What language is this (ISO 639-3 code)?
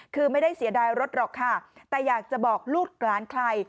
tha